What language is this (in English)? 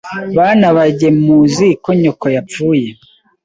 Kinyarwanda